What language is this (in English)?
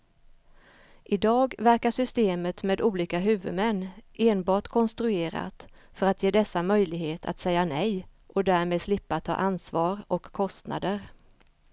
Swedish